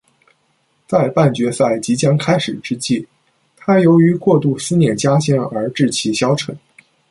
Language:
Chinese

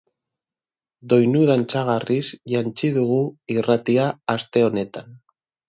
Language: Basque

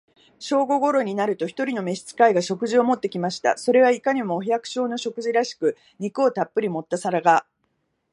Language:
Japanese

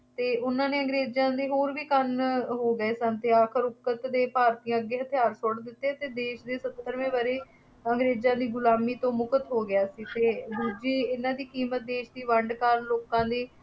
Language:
Punjabi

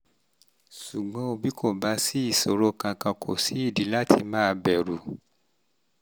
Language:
Yoruba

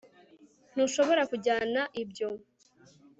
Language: Kinyarwanda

